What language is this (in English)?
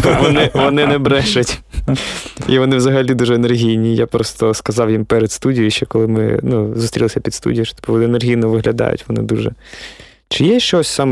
Ukrainian